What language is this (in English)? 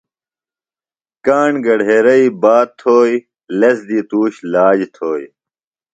Phalura